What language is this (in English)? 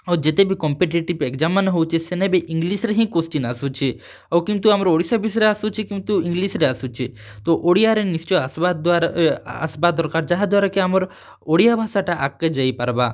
Odia